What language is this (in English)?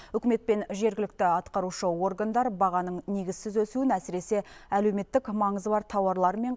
Kazakh